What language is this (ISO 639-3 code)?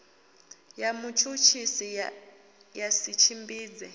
ven